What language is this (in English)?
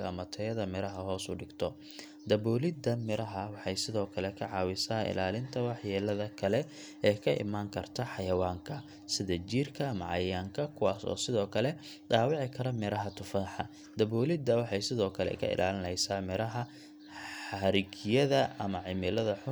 Somali